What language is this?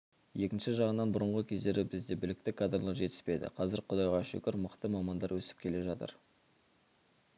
Kazakh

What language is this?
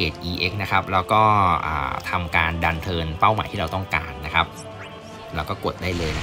Thai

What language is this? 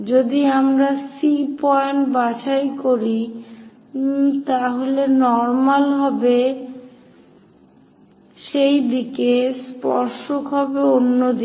Bangla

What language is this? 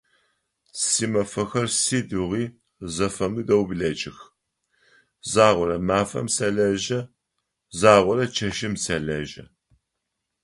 Adyghe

